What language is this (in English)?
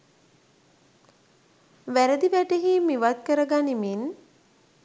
Sinhala